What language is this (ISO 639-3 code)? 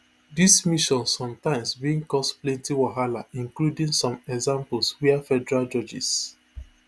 pcm